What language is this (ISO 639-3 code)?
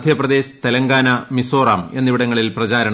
mal